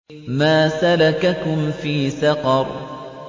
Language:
Arabic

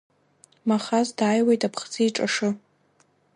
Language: Abkhazian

